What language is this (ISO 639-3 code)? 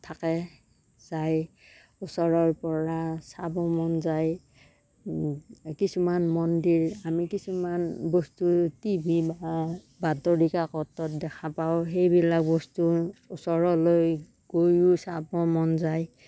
asm